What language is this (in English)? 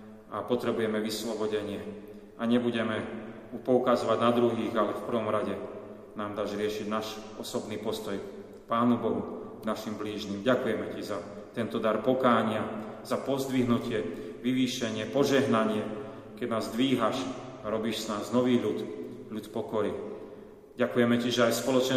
Slovak